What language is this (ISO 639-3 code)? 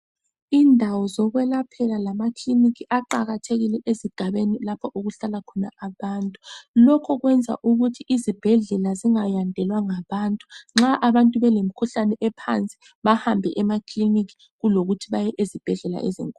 nde